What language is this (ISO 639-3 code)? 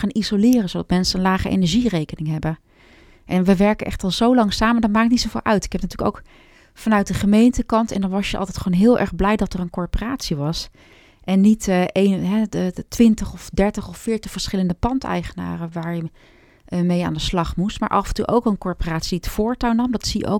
nld